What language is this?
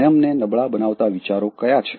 Gujarati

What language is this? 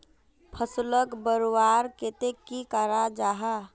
Magahi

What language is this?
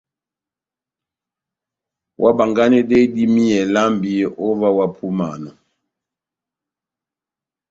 Batanga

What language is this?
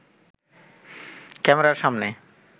Bangla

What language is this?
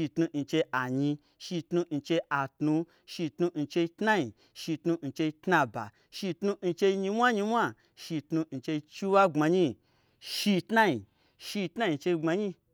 Gbagyi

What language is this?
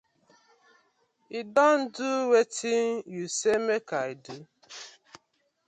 Nigerian Pidgin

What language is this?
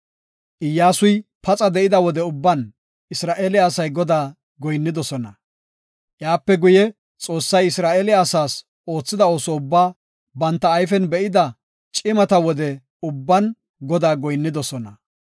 Gofa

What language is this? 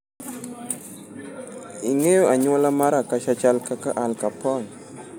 Luo (Kenya and Tanzania)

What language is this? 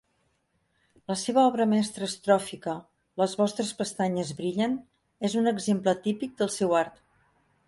Catalan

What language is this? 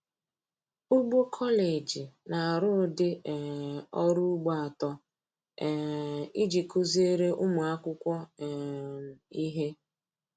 Igbo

